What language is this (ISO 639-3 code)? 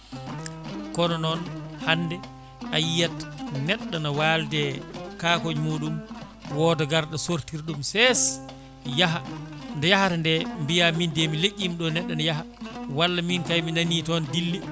ful